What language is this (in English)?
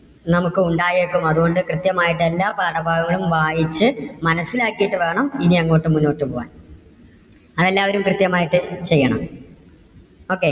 Malayalam